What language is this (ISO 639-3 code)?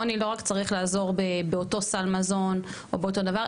heb